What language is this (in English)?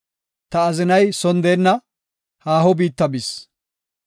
Gofa